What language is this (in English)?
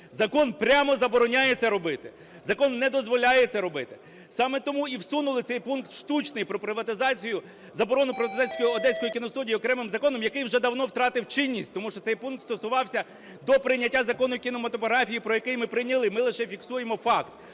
Ukrainian